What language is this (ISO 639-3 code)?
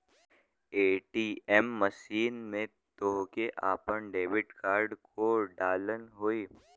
bho